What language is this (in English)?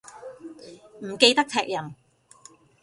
Cantonese